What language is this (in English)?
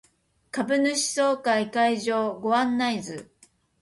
Japanese